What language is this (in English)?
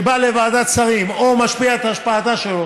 Hebrew